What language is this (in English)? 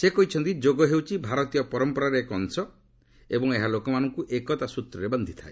Odia